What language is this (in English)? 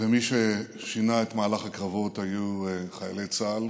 Hebrew